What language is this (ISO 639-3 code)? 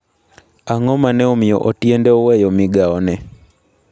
luo